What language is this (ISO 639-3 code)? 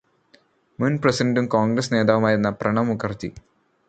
mal